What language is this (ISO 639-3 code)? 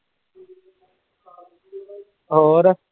pan